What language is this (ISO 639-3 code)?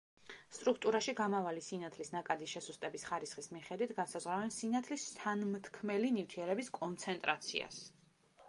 kat